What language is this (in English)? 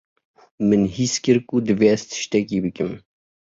Kurdish